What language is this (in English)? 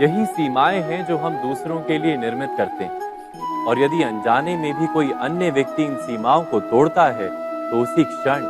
Hindi